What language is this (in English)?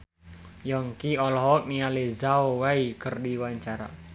Sundanese